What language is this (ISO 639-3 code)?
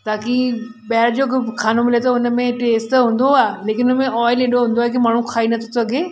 snd